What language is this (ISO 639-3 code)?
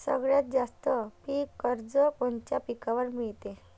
mar